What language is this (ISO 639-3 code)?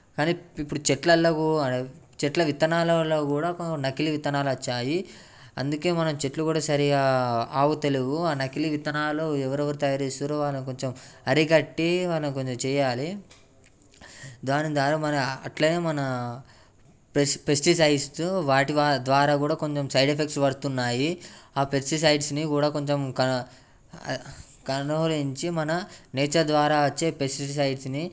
tel